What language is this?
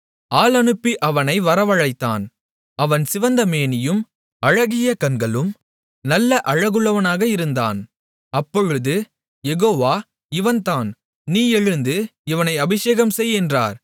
Tamil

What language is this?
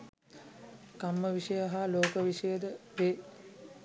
Sinhala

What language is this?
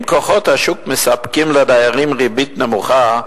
Hebrew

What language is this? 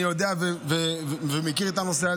Hebrew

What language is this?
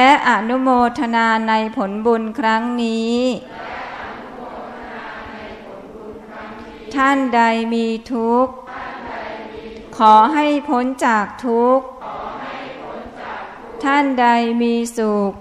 Thai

